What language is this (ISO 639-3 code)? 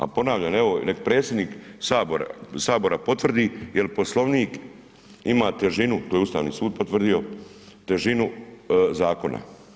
hrv